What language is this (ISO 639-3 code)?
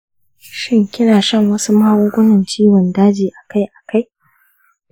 hau